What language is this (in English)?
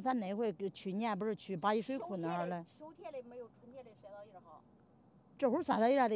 Chinese